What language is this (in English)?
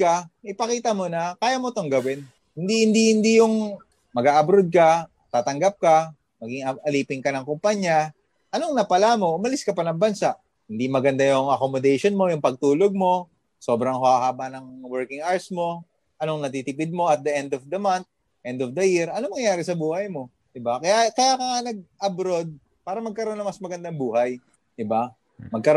Filipino